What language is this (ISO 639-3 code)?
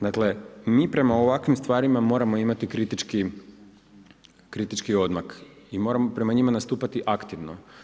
hrv